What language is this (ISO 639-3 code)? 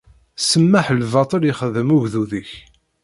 kab